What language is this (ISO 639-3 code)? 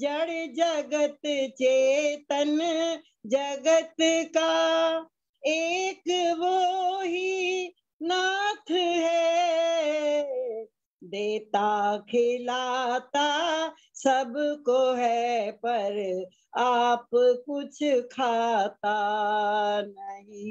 hin